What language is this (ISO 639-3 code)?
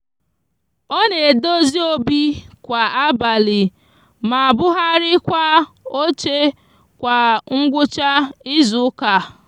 ibo